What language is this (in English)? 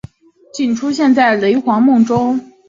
Chinese